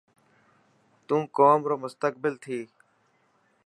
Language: Dhatki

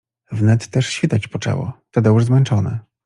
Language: Polish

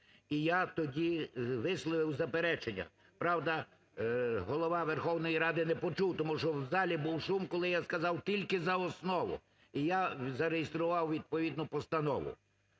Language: Ukrainian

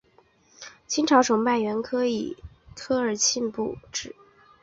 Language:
Chinese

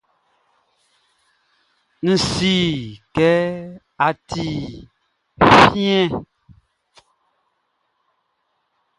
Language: Baoulé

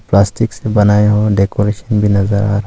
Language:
Hindi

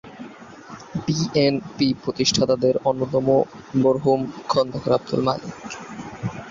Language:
Bangla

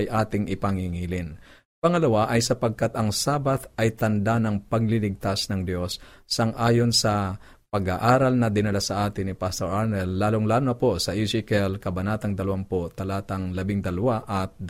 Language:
Filipino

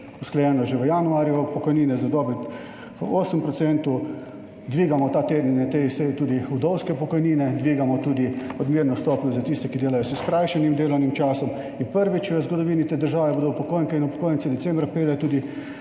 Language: Slovenian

